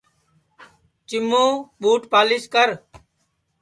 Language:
Sansi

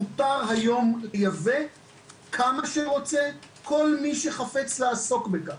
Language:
Hebrew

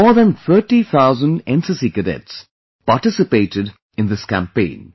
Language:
English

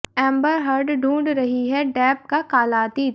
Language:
Hindi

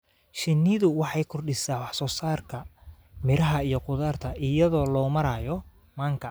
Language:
Somali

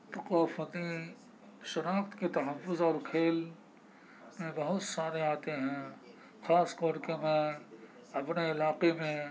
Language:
Urdu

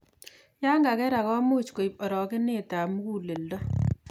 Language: Kalenjin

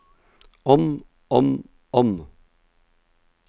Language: Norwegian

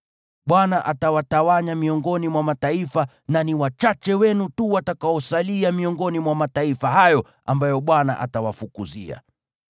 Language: Swahili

